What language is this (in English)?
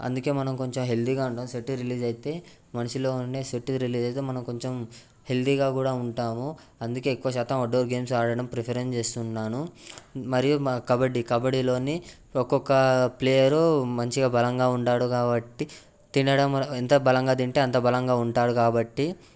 Telugu